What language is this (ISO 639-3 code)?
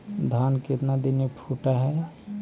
mag